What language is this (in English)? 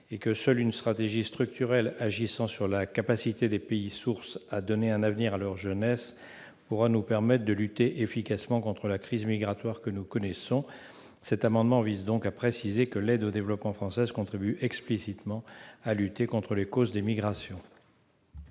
French